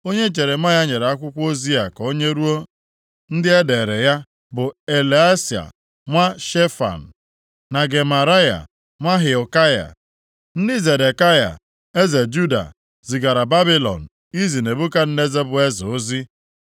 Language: Igbo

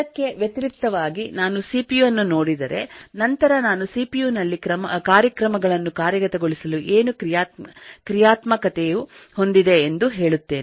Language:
Kannada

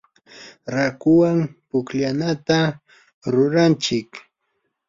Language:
Yanahuanca Pasco Quechua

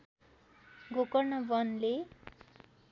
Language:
Nepali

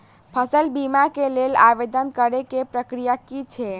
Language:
Maithili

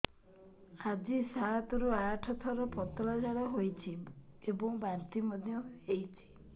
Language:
Odia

